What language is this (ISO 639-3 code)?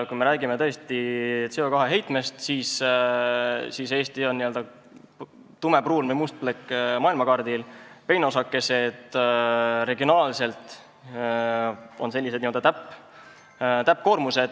est